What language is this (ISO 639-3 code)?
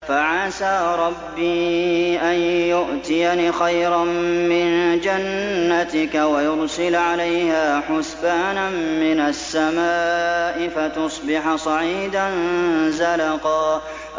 ara